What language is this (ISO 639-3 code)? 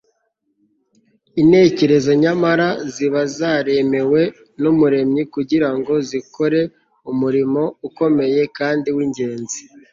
kin